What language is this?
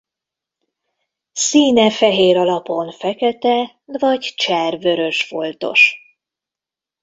Hungarian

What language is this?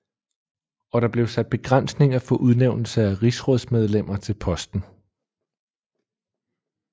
Danish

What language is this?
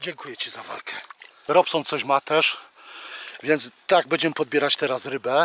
Polish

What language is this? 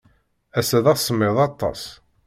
Kabyle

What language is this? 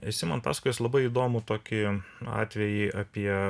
Lithuanian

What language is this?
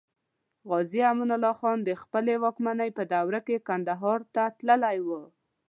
Pashto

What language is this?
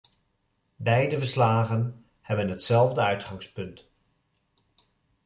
Dutch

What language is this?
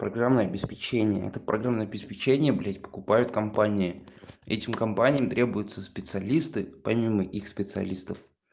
Russian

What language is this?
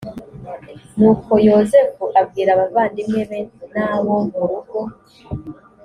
Kinyarwanda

